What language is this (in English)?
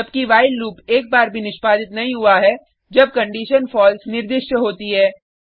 Hindi